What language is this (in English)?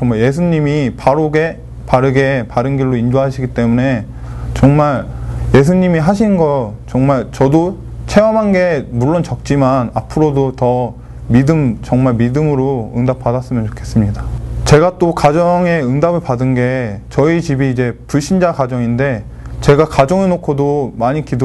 Korean